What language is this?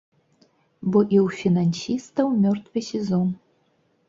Belarusian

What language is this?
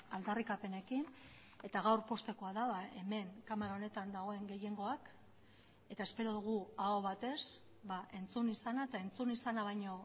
Basque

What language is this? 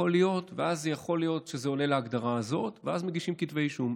Hebrew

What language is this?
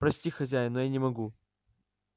Russian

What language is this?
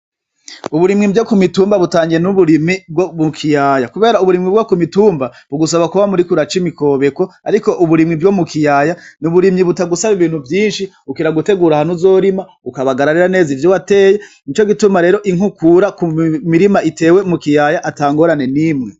Rundi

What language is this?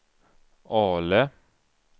Swedish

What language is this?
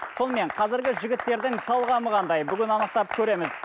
Kazakh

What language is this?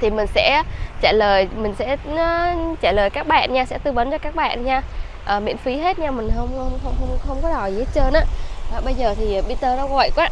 Vietnamese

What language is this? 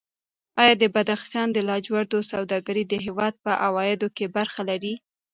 Pashto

